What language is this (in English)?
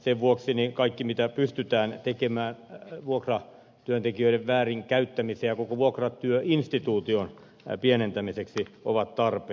Finnish